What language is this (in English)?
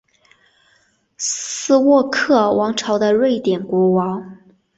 Chinese